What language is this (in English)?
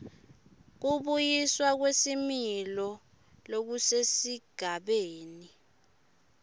Swati